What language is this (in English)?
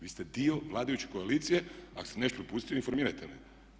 Croatian